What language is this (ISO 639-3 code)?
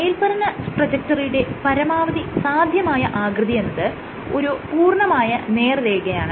mal